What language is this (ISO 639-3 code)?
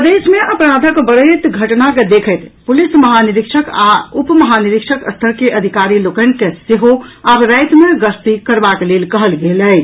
mai